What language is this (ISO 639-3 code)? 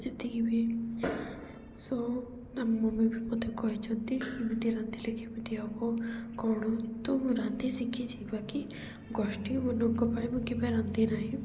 ori